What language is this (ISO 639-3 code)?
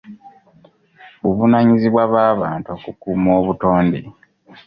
lug